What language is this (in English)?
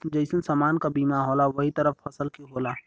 Bhojpuri